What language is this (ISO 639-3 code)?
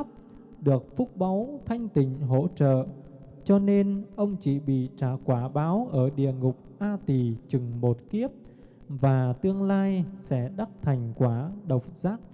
vie